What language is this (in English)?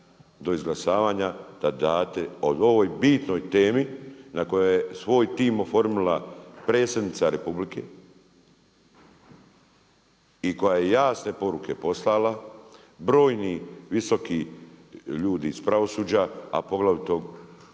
Croatian